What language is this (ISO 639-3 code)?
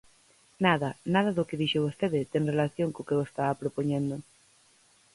glg